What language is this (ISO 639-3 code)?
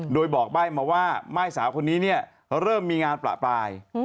tha